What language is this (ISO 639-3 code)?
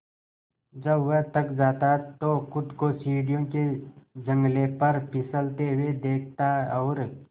hin